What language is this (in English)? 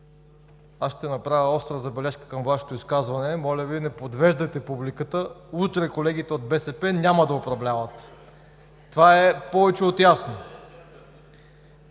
Bulgarian